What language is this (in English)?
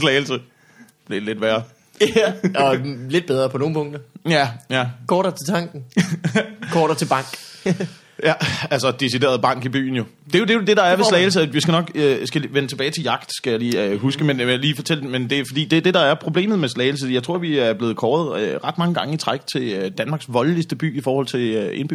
Danish